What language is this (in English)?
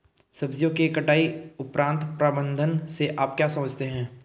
Hindi